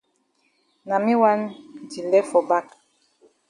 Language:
Cameroon Pidgin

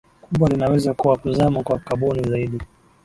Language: Swahili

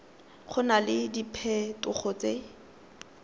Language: Tswana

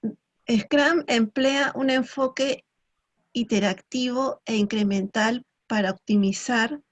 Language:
Spanish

